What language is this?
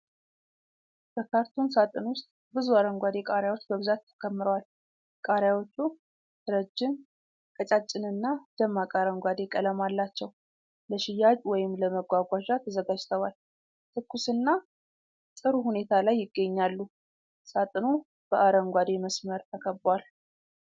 Amharic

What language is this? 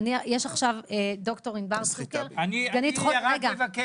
Hebrew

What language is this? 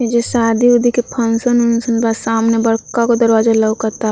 Bhojpuri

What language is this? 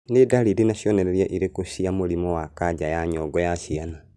Kikuyu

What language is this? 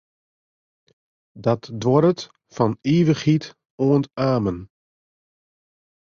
Western Frisian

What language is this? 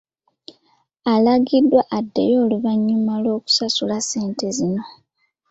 Ganda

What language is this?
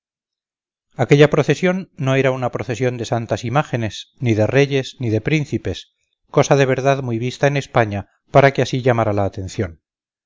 Spanish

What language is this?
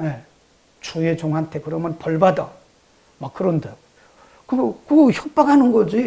Korean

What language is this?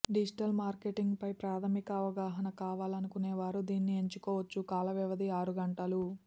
Telugu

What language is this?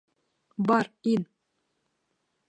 Bashkir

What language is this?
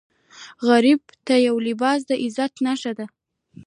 Pashto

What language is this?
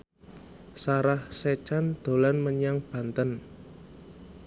Javanese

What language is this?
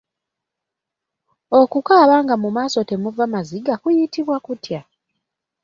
Ganda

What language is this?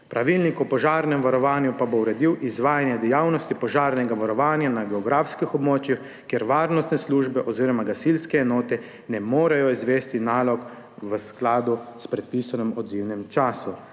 Slovenian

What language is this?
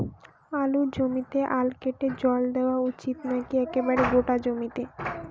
Bangla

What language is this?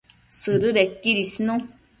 Matsés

